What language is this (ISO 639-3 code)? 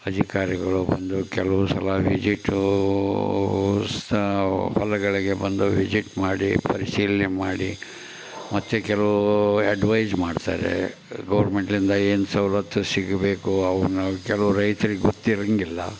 kan